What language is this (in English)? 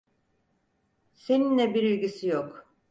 Turkish